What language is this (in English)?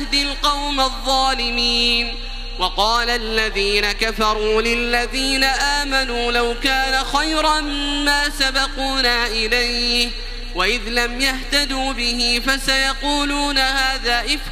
Arabic